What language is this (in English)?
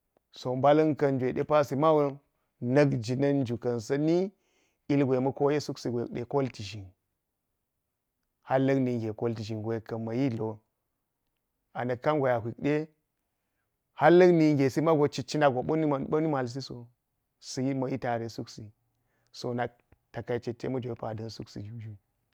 Geji